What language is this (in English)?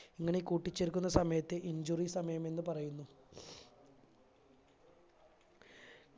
Malayalam